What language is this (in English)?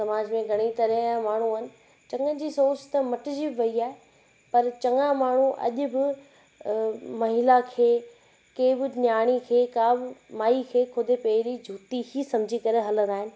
Sindhi